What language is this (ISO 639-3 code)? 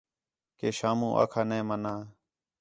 xhe